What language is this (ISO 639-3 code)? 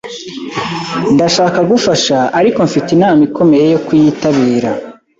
kin